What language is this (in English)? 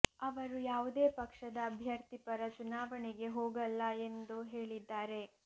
Kannada